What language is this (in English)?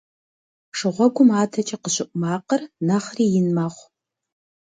Kabardian